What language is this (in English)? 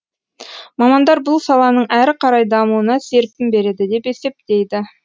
Kazakh